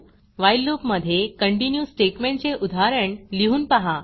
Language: Marathi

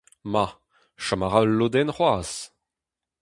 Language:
Breton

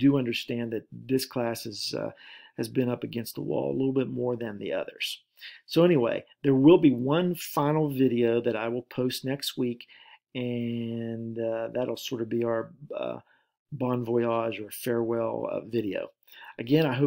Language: English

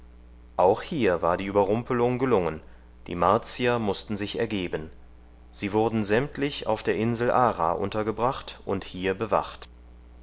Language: German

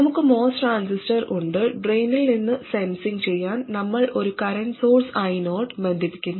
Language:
Malayalam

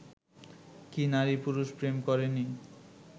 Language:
Bangla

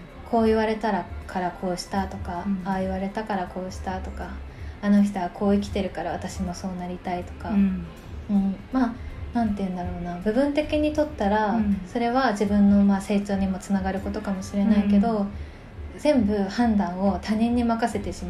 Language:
Japanese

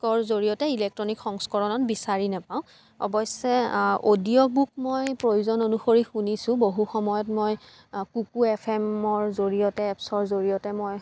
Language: Assamese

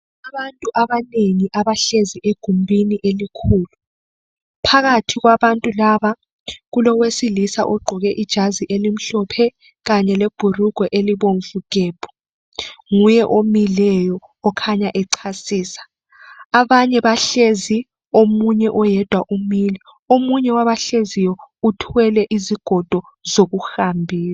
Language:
North Ndebele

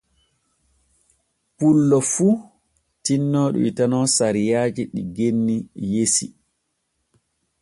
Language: Borgu Fulfulde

